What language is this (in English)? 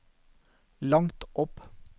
Norwegian